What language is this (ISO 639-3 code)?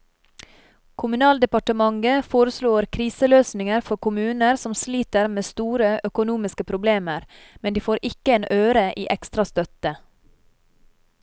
nor